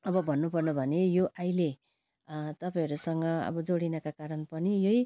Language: Nepali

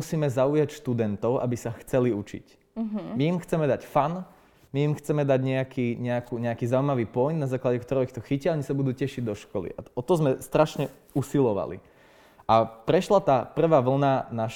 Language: Slovak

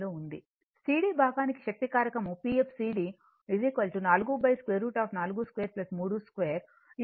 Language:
Telugu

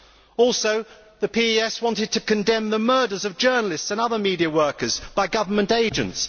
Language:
English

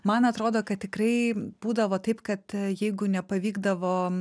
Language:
Lithuanian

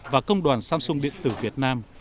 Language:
Vietnamese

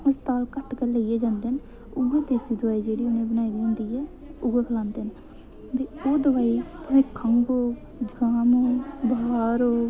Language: Dogri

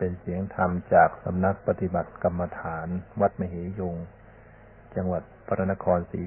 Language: Thai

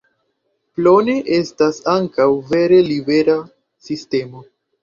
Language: Esperanto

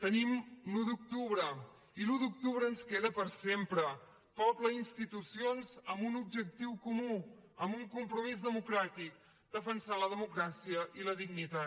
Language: Catalan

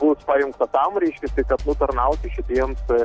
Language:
Lithuanian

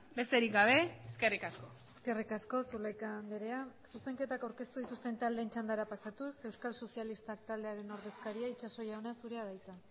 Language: Basque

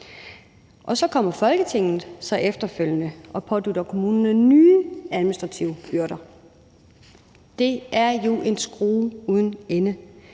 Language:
Danish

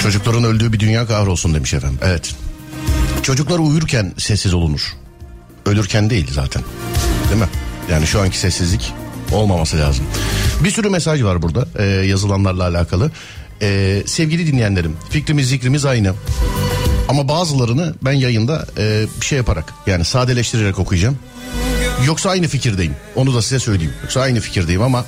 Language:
Turkish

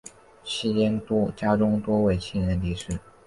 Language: Chinese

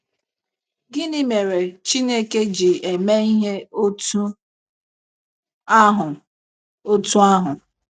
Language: Igbo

